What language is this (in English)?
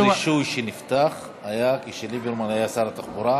Hebrew